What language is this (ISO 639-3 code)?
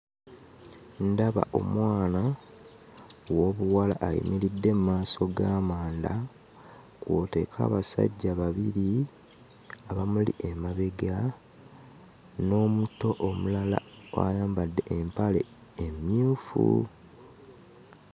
lug